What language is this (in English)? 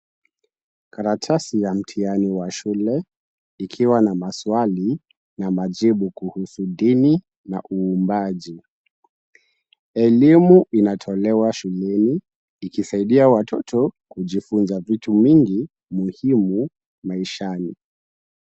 Swahili